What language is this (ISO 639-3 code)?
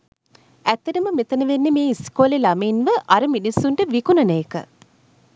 sin